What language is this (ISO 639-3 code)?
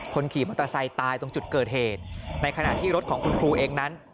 tha